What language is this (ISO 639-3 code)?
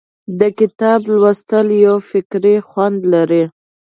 pus